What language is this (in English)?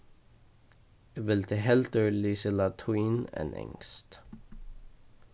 Faroese